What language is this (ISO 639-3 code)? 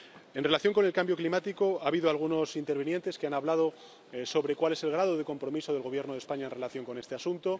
spa